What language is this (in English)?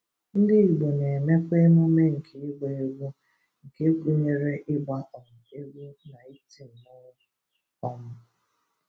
Igbo